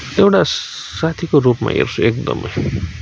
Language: Nepali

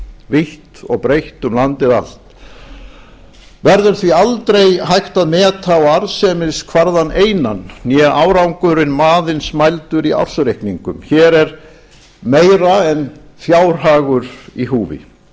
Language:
Icelandic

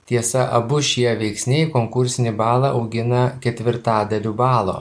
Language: Lithuanian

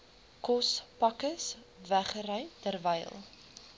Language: Afrikaans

